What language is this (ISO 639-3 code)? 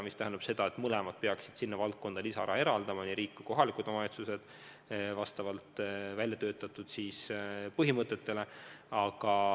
est